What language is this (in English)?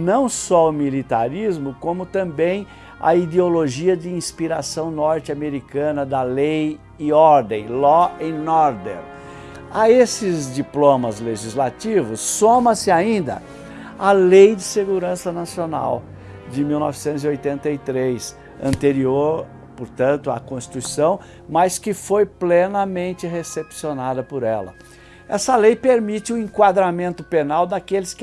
Portuguese